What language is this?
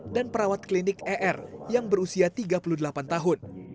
Indonesian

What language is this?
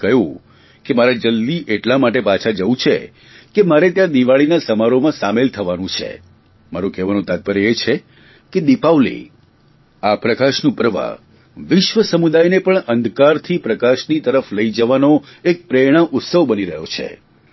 Gujarati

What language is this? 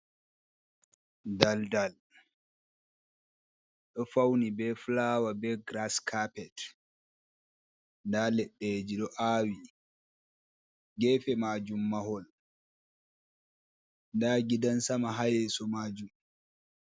Fula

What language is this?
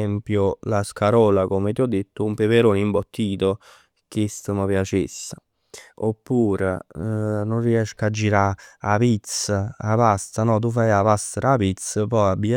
Neapolitan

